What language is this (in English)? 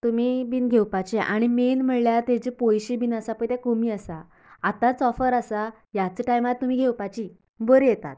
Konkani